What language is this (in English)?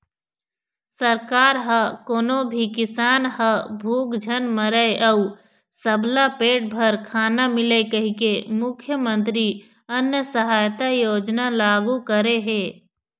Chhattisgarhi